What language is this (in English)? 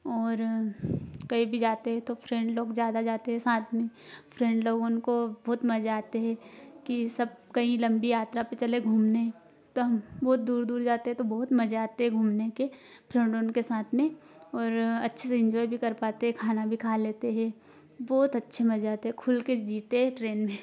Hindi